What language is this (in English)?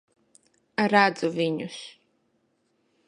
Latvian